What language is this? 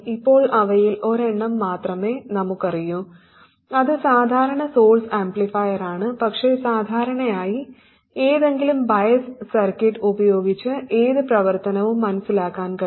Malayalam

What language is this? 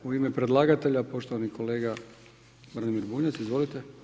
Croatian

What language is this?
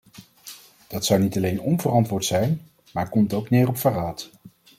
Dutch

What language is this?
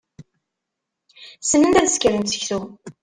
Kabyle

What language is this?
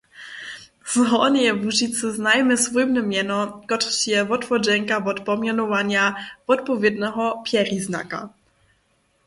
Upper Sorbian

